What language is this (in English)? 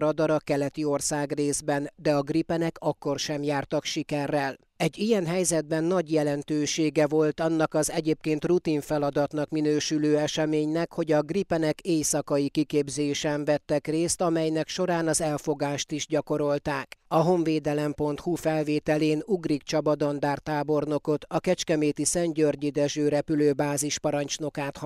Hungarian